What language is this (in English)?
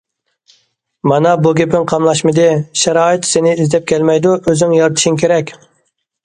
Uyghur